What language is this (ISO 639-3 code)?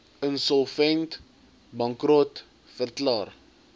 afr